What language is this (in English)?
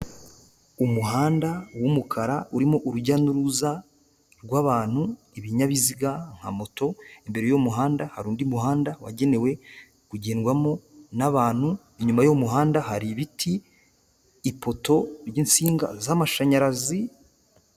Kinyarwanda